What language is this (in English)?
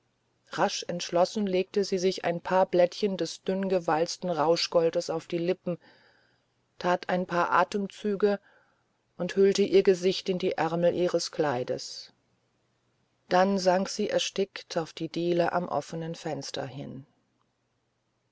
German